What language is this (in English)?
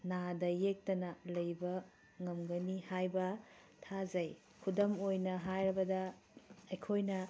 Manipuri